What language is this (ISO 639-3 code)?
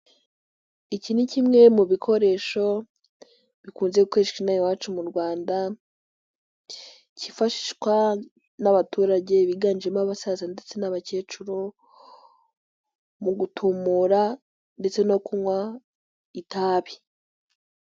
kin